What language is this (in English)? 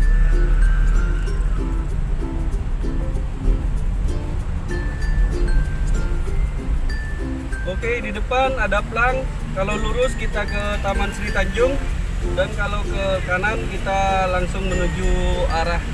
Indonesian